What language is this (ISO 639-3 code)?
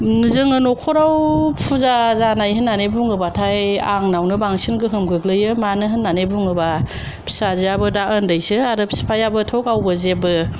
brx